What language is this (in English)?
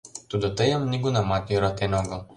Mari